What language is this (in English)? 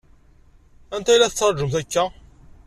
Kabyle